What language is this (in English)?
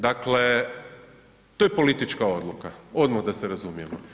Croatian